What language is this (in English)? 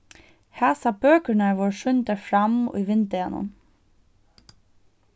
Faroese